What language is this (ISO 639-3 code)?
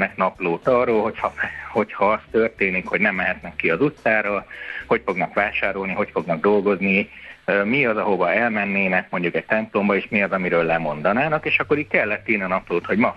hun